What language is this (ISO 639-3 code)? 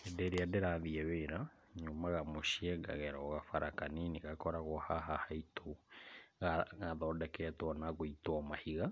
kik